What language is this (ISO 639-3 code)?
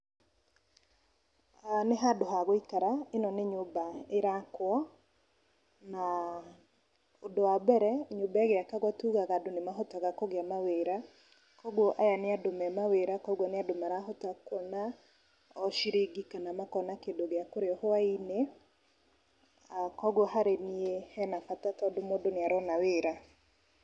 kik